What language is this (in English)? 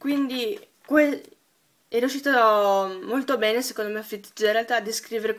Italian